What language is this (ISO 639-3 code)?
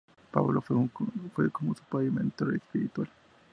spa